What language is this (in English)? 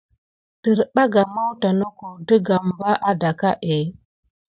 Gidar